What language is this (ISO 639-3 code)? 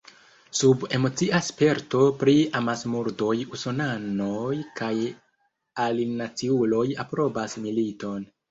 epo